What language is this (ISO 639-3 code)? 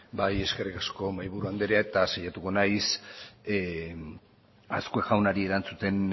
eus